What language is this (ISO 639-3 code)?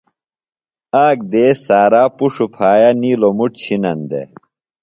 phl